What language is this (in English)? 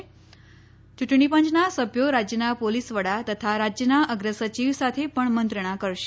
Gujarati